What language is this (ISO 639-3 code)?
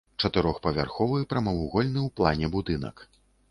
bel